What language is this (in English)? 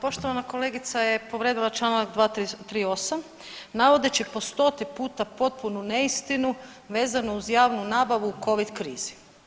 Croatian